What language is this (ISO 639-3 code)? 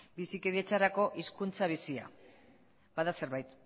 eus